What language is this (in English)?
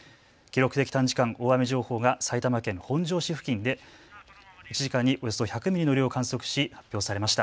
Japanese